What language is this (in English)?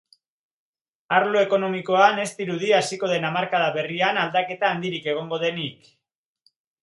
Basque